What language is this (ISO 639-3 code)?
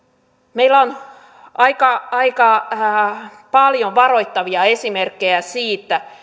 fin